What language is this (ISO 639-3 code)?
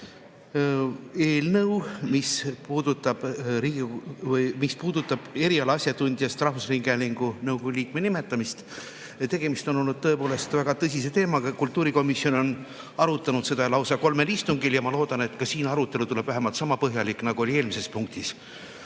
est